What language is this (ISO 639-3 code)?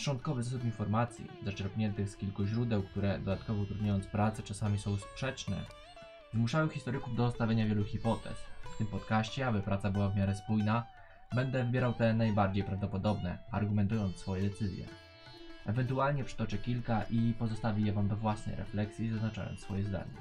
pol